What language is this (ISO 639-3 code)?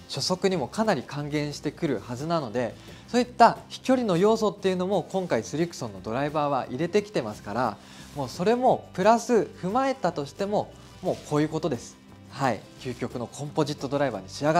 jpn